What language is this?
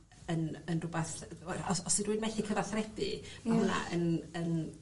Welsh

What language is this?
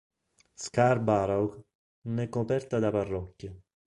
Italian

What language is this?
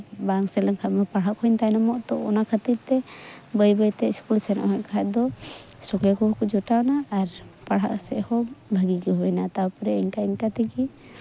Santali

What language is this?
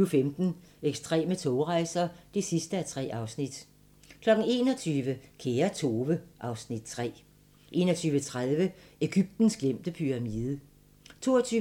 Danish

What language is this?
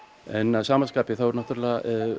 Icelandic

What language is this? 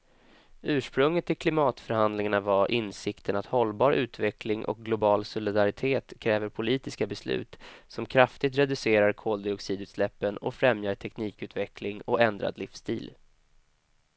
Swedish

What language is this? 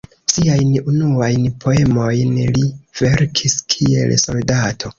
Esperanto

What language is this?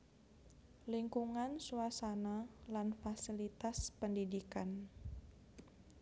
Javanese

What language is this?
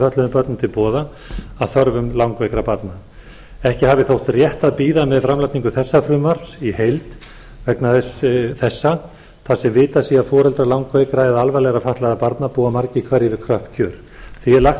Icelandic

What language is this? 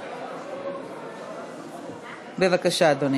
Hebrew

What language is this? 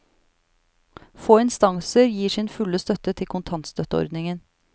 Norwegian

